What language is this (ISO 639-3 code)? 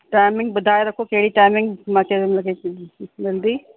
snd